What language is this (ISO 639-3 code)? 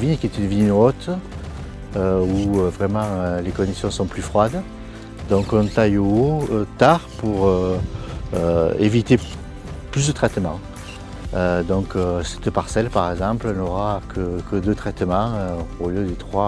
fra